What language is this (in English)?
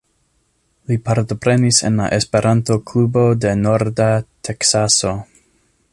Esperanto